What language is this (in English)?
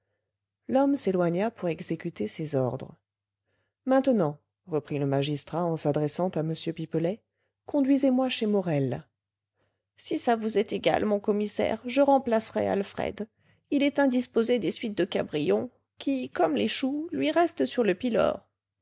French